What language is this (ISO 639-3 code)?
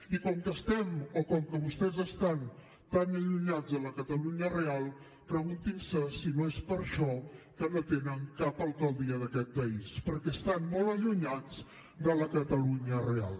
cat